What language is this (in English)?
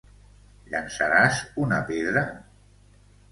Catalan